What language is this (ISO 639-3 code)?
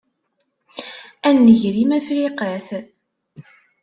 kab